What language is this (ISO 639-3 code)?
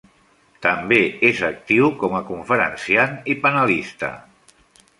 cat